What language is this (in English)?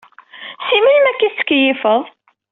Kabyle